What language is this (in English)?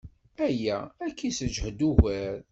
Kabyle